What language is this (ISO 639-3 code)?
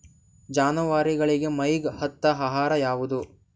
kan